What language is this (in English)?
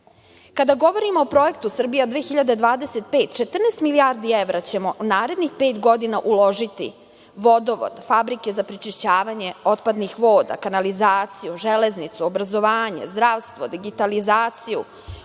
Serbian